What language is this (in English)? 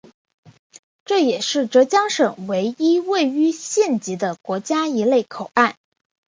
Chinese